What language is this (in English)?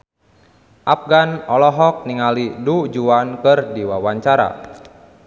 Sundanese